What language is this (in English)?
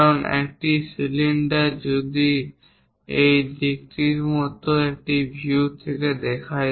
Bangla